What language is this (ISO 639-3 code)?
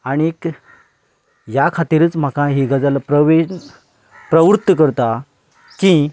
kok